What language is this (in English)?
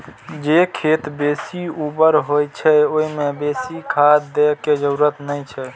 Maithili